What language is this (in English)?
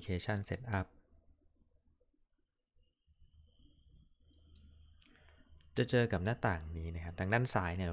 Thai